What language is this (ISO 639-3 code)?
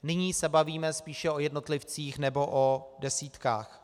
ces